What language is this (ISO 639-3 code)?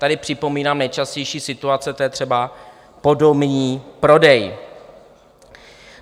ces